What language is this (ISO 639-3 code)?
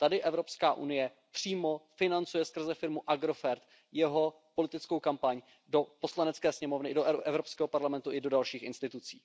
ces